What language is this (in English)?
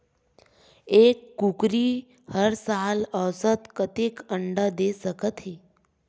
Chhattisgarhi